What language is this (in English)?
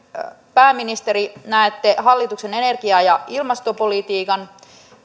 Finnish